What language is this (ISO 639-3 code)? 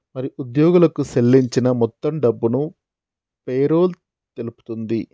tel